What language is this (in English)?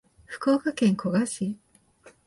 Japanese